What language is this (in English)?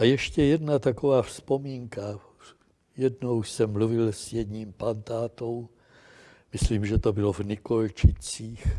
Czech